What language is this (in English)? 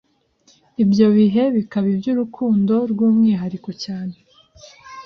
Kinyarwanda